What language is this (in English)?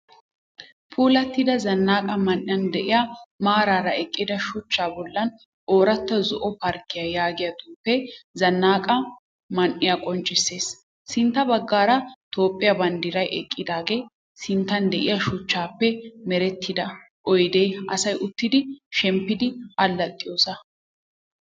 Wolaytta